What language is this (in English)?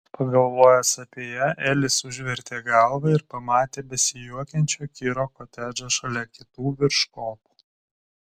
Lithuanian